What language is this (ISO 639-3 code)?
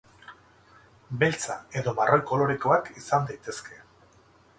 eus